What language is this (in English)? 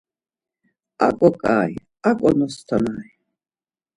Laz